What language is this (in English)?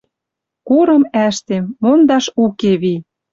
Western Mari